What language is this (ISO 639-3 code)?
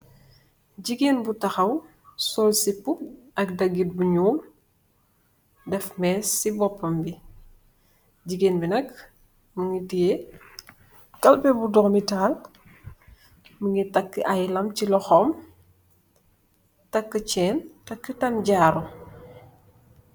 wol